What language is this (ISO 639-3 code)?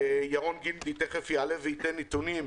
heb